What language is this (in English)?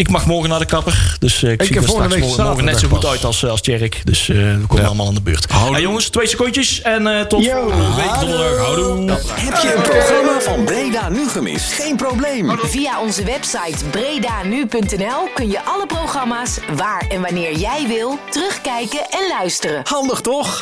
Dutch